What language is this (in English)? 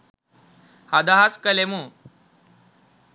Sinhala